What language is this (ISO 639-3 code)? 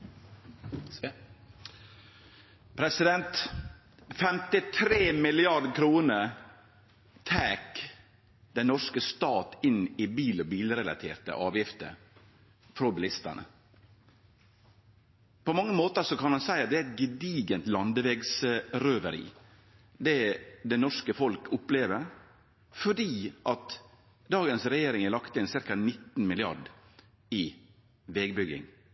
nor